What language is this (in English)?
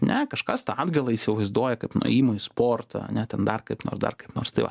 Lithuanian